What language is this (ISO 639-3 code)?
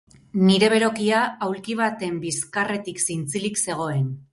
eus